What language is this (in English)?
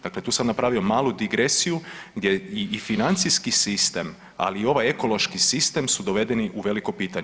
Croatian